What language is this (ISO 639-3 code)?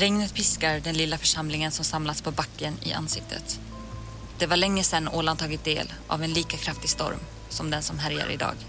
swe